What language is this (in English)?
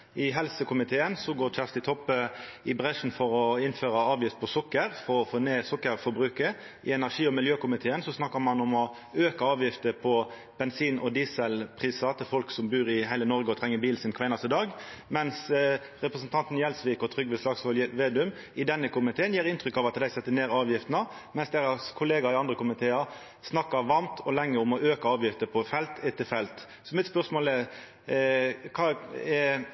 Norwegian Nynorsk